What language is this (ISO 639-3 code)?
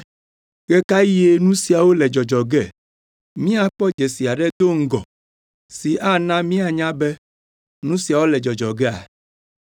ewe